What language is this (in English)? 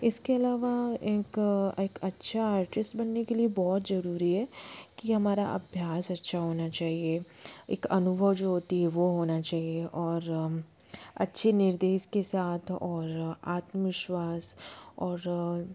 Hindi